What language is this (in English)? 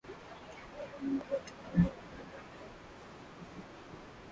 Swahili